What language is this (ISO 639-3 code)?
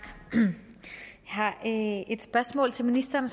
dan